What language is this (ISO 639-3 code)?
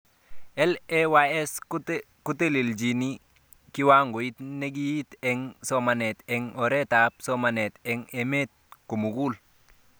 kln